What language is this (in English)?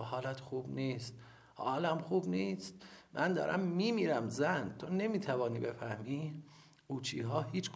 Persian